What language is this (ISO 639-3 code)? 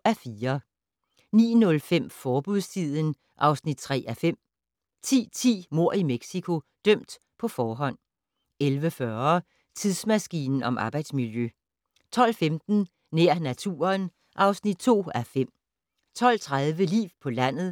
dan